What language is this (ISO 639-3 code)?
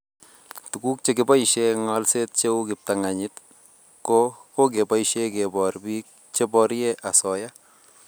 kln